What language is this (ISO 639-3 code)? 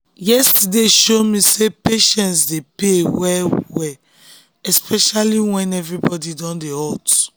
pcm